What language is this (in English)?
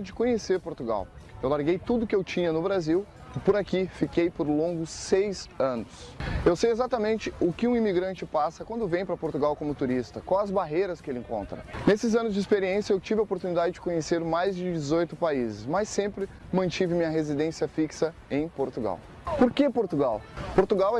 Portuguese